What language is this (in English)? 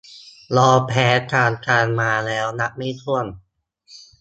Thai